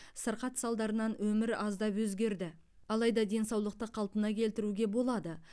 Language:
Kazakh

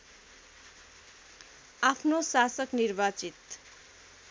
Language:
Nepali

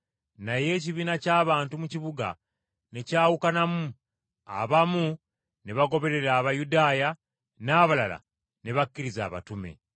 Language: Ganda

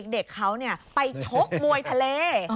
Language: Thai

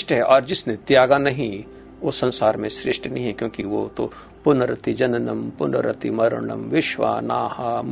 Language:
Hindi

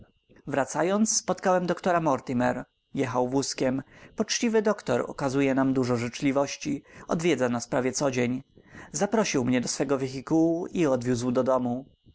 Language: Polish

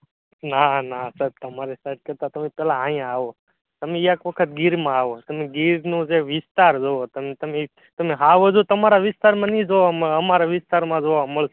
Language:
Gujarati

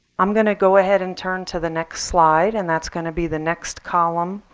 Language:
English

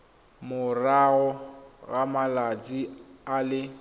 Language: Tswana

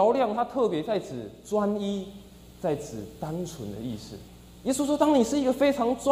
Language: Chinese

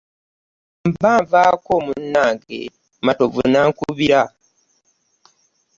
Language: Ganda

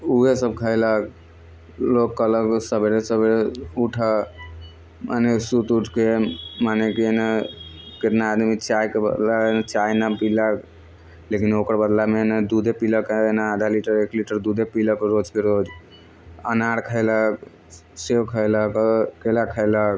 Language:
Maithili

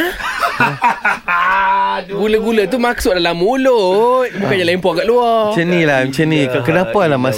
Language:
Malay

